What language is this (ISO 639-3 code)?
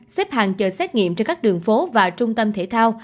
vie